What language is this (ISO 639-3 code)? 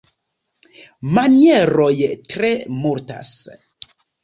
epo